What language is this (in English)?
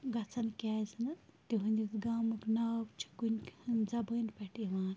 Kashmiri